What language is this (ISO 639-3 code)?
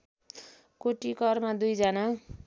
nep